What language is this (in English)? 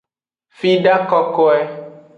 Aja (Benin)